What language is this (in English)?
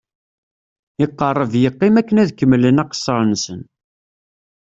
Kabyle